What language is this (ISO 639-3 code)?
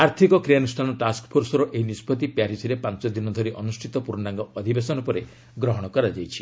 ori